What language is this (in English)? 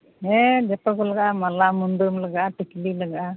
Santali